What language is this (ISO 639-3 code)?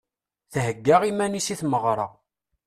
kab